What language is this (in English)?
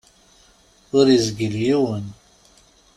Kabyle